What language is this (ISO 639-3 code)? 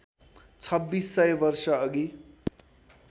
nep